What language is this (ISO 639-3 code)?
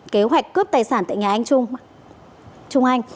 vie